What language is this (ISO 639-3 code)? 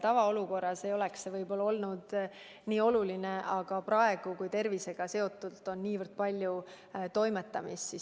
est